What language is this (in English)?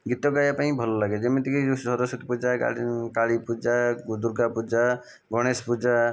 Odia